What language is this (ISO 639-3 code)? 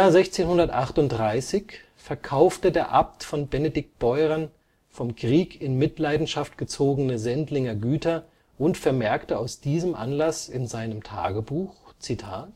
deu